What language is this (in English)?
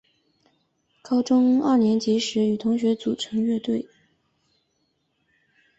Chinese